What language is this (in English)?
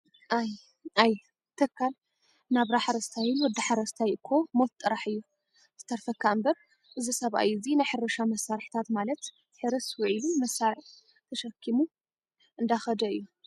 Tigrinya